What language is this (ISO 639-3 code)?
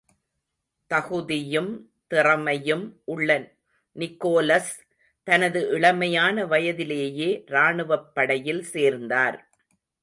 tam